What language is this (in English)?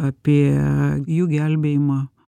Lithuanian